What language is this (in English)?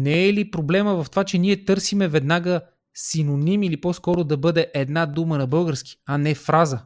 Bulgarian